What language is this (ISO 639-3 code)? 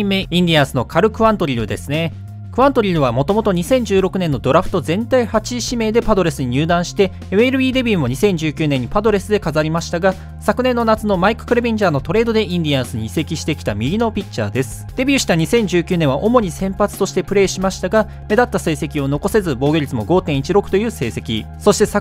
jpn